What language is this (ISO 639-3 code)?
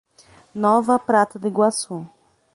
por